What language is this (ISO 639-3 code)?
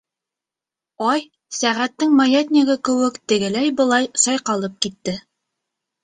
bak